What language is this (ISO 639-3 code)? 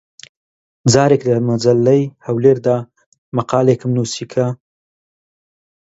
ckb